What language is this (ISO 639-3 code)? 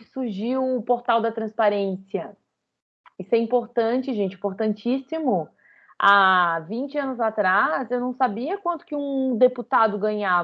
por